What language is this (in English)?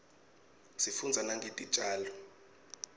Swati